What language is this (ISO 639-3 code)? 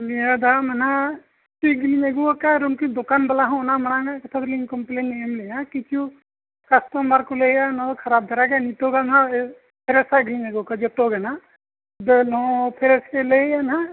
sat